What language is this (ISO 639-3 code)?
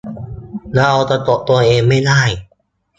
tha